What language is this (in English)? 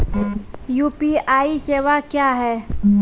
Maithili